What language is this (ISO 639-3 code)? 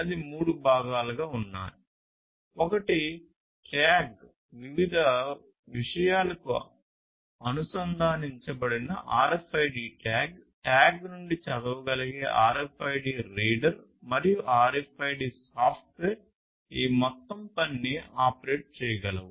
tel